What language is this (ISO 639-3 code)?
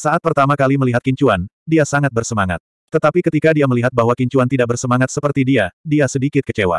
ind